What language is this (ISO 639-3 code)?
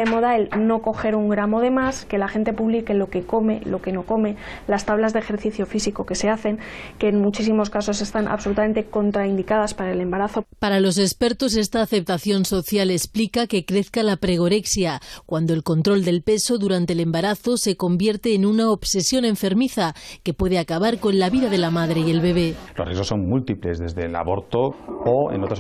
spa